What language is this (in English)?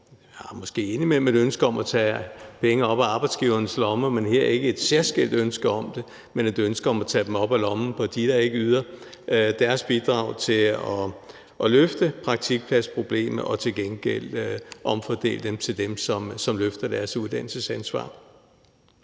Danish